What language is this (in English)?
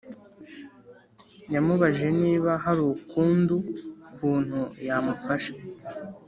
Kinyarwanda